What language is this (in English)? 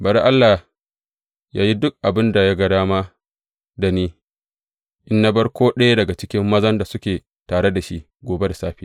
Hausa